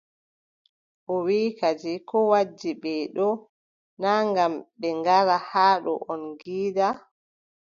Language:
Adamawa Fulfulde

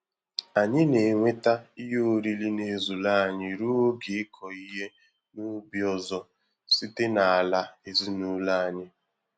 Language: Igbo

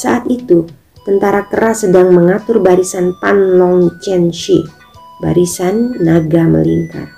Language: Indonesian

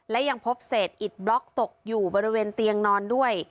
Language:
Thai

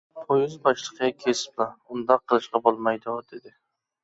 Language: Uyghur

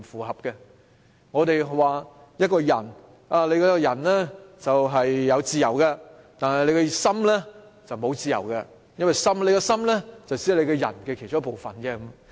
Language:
Cantonese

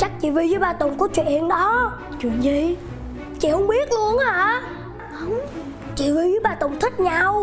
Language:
Vietnamese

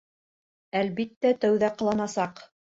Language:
Bashkir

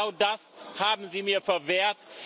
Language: German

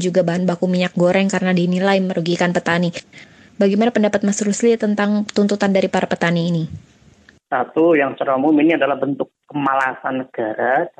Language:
Indonesian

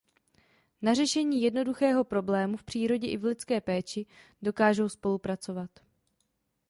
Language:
Czech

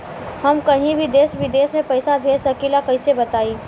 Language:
Bhojpuri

